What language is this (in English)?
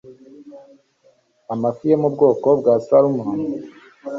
Kinyarwanda